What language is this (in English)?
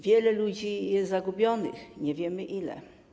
Polish